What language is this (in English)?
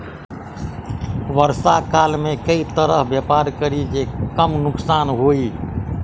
Maithili